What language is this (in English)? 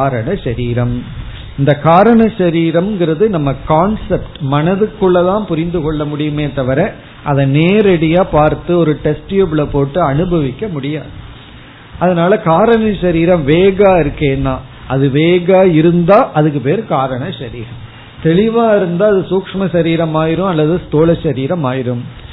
Tamil